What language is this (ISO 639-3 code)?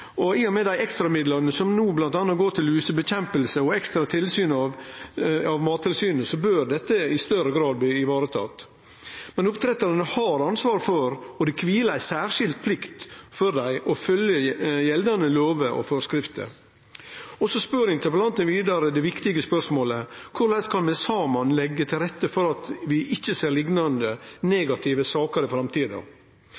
nno